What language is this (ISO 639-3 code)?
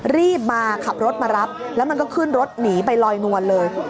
tha